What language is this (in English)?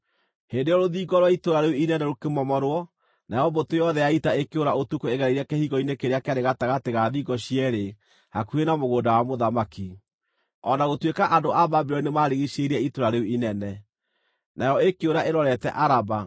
Kikuyu